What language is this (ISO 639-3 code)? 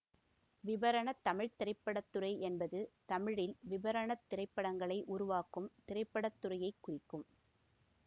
tam